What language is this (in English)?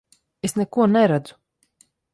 Latvian